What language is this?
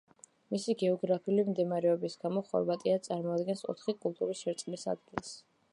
Georgian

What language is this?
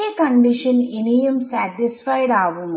Malayalam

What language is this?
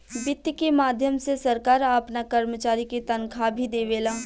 Bhojpuri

